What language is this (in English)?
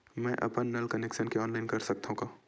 Chhattisgarhi